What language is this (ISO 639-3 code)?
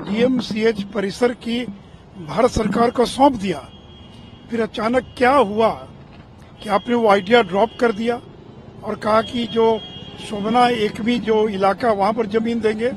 hin